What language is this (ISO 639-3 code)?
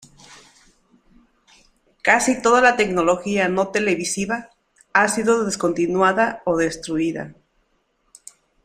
spa